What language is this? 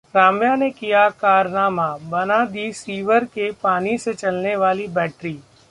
Hindi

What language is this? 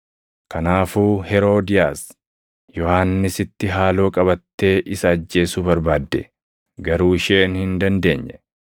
Oromo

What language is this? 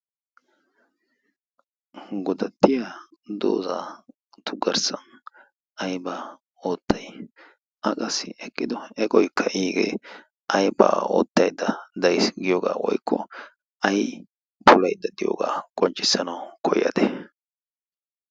Wolaytta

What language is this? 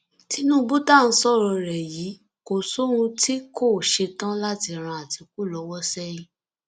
Yoruba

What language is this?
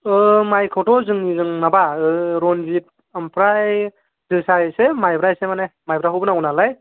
Bodo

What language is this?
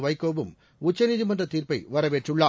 Tamil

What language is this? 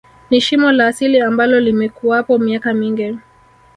Swahili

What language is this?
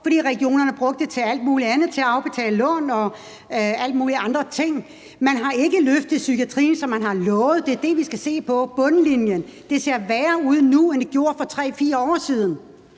Danish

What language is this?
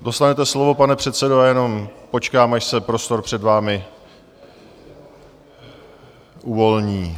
Czech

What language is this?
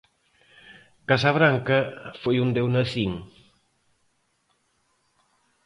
Galician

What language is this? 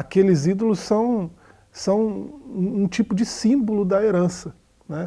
Portuguese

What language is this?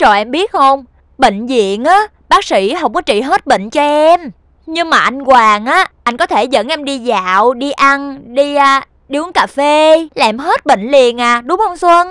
Vietnamese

